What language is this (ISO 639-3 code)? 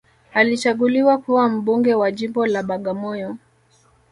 swa